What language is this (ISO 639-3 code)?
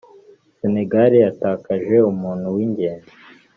kin